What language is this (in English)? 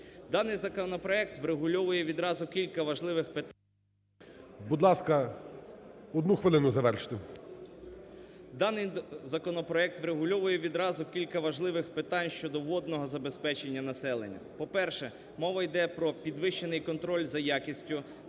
Ukrainian